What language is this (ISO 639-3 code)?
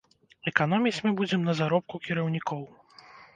bel